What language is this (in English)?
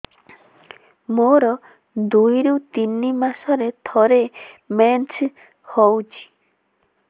Odia